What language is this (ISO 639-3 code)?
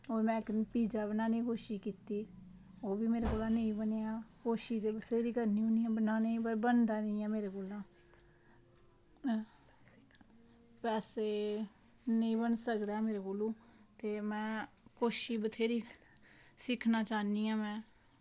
doi